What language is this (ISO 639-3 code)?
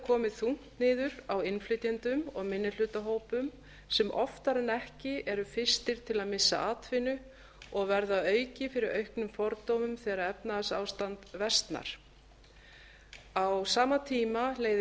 isl